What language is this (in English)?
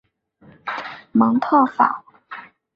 Chinese